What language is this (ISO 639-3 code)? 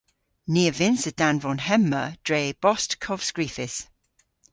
cor